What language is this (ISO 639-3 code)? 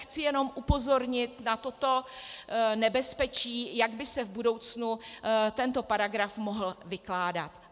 ces